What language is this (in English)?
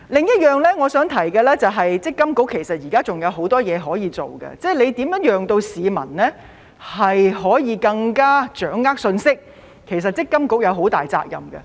Cantonese